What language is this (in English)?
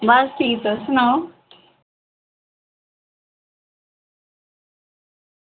Dogri